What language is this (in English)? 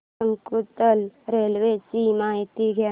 Marathi